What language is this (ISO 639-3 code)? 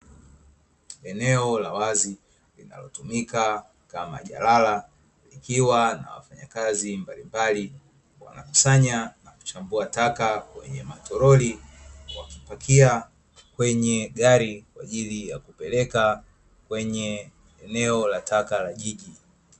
swa